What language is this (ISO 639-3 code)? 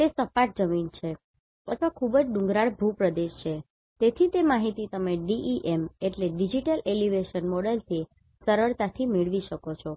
guj